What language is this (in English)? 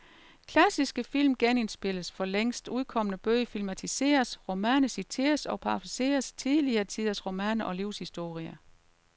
Danish